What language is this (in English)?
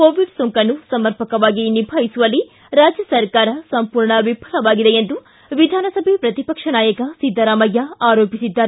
Kannada